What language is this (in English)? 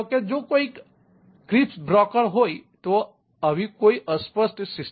Gujarati